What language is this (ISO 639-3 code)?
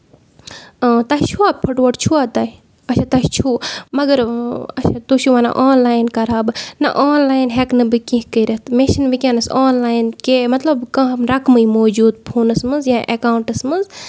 kas